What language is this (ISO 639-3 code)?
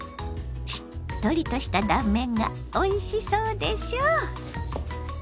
jpn